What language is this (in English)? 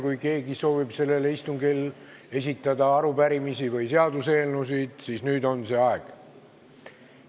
Estonian